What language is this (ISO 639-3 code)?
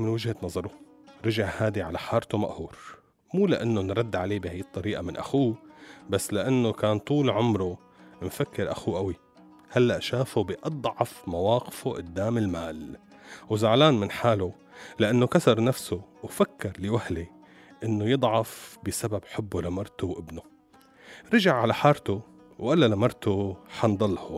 ara